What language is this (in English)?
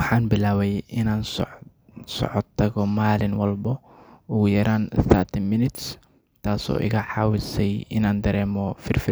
Somali